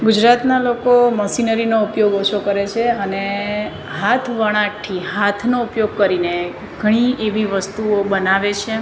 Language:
Gujarati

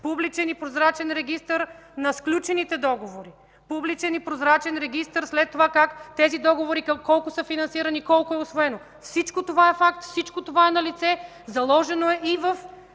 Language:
Bulgarian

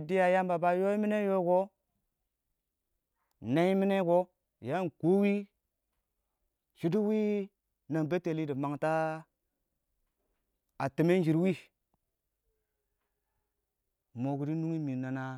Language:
Awak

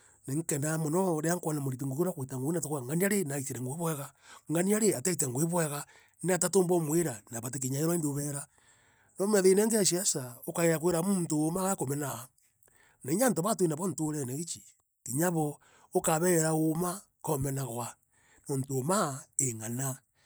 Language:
Meru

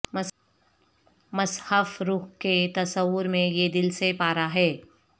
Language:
Urdu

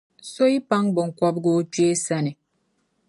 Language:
Dagbani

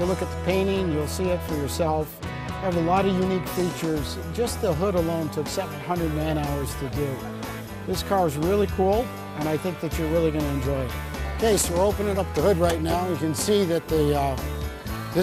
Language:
English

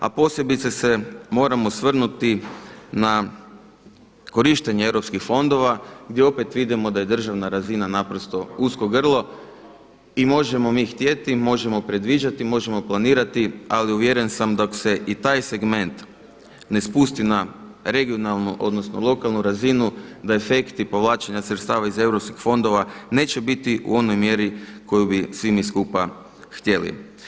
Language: Croatian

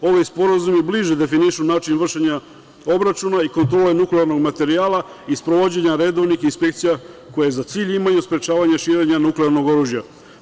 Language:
Serbian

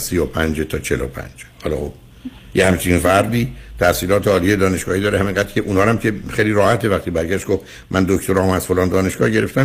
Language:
Persian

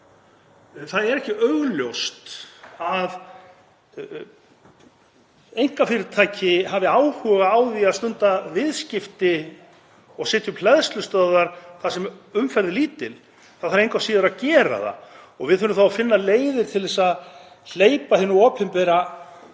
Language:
Icelandic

